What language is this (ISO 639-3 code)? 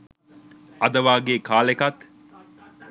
sin